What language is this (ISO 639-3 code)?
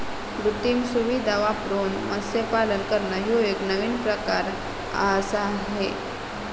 mar